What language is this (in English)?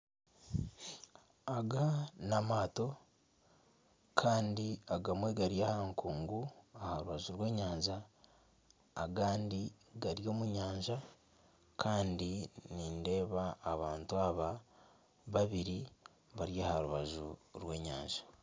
Nyankole